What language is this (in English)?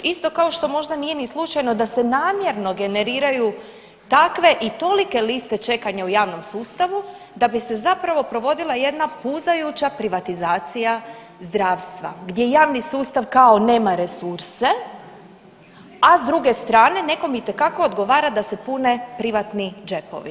Croatian